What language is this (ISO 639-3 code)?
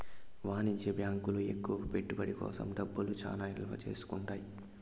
tel